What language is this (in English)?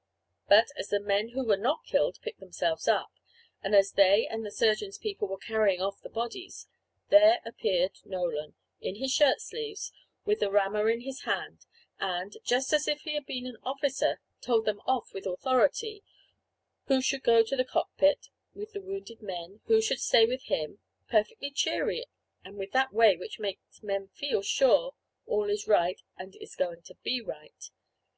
English